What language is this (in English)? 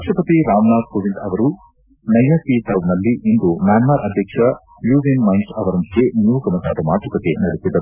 Kannada